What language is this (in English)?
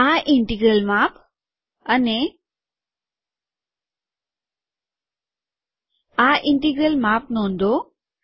Gujarati